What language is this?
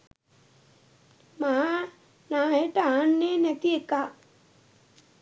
Sinhala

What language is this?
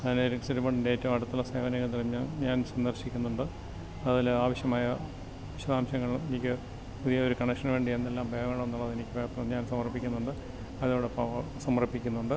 Malayalam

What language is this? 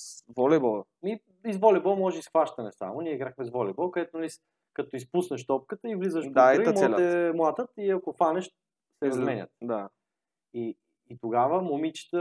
Bulgarian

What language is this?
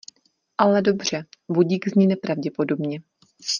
Czech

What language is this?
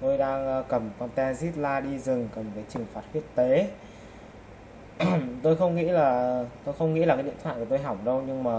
Vietnamese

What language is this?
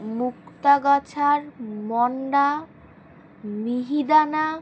Bangla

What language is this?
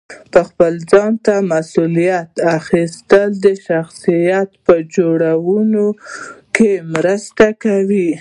Pashto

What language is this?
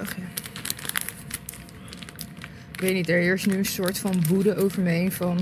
Dutch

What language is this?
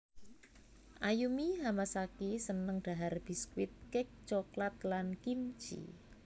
Javanese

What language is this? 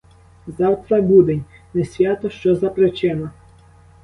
Ukrainian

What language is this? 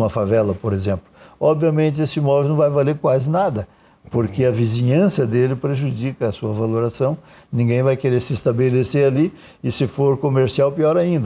Portuguese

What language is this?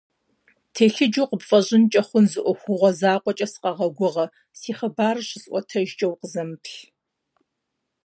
Kabardian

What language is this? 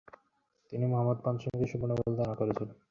Bangla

